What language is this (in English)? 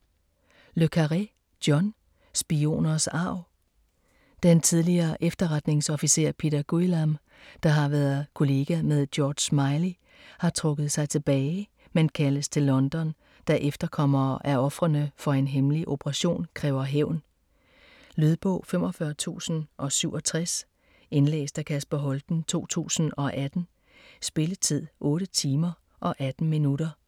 Danish